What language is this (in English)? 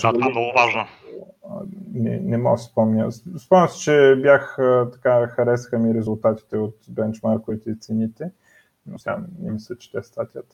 Bulgarian